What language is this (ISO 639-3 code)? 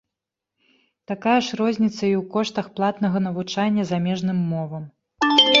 bel